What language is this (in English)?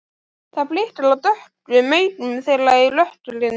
Icelandic